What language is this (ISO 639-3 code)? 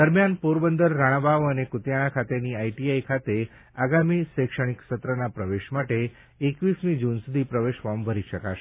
guj